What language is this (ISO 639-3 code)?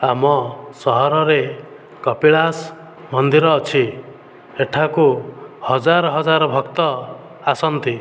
ori